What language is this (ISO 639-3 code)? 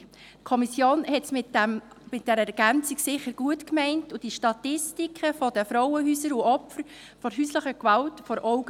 gsw